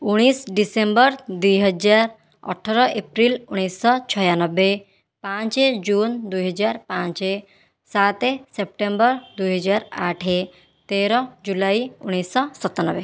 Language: Odia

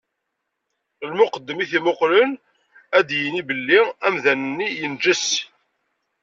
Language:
Kabyle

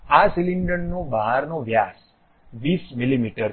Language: Gujarati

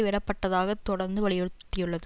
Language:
Tamil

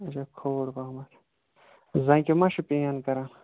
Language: Kashmiri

